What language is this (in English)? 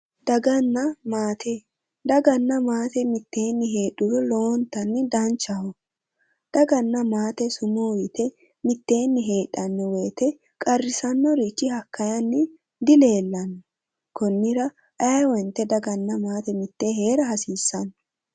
Sidamo